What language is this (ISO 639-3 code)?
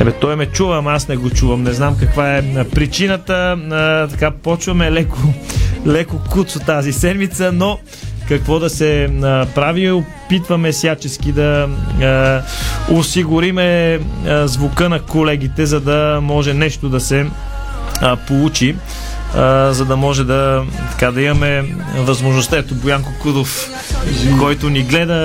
bul